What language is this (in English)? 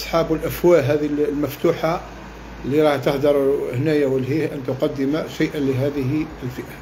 Arabic